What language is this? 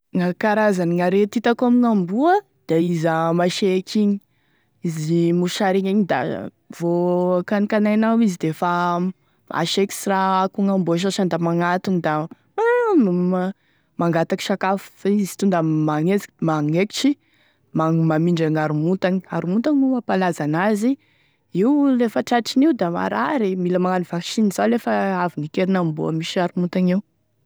Tesaka Malagasy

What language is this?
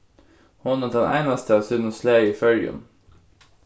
Faroese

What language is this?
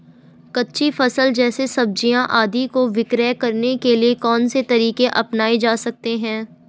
Hindi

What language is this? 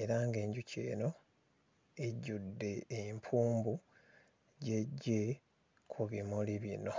Ganda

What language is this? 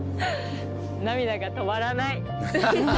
Japanese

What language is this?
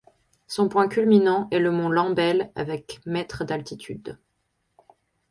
French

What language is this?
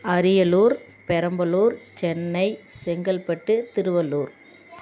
Tamil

